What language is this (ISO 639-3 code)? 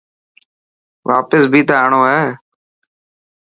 mki